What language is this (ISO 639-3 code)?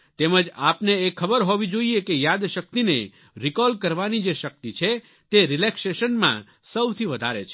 guj